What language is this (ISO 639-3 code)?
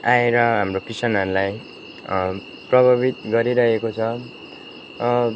nep